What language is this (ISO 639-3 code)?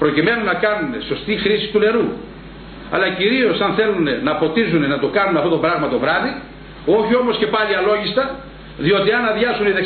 ell